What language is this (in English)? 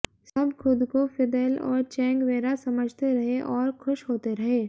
Hindi